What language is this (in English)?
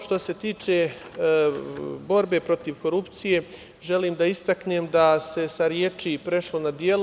Serbian